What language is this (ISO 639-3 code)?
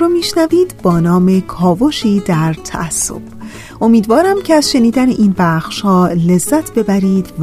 fas